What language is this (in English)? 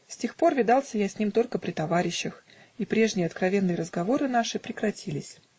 Russian